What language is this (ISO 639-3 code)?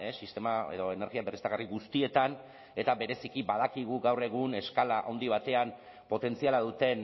eus